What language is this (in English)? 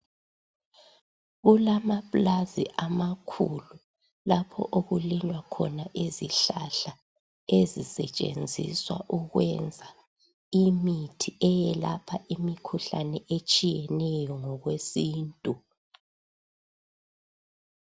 North Ndebele